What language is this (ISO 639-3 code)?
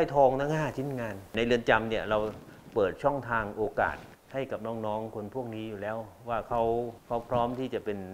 tha